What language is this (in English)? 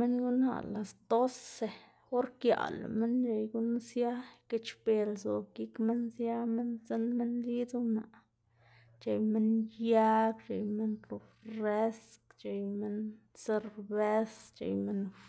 Xanaguía Zapotec